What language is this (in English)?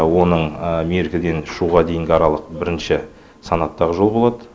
Kazakh